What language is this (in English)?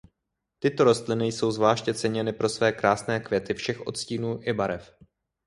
Czech